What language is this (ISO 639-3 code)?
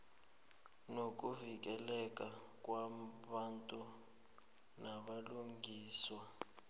nbl